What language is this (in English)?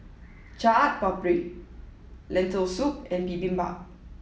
English